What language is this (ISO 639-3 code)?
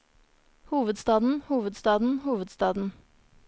nor